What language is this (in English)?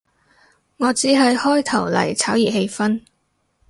Cantonese